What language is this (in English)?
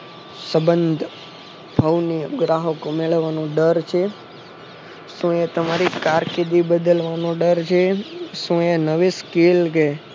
Gujarati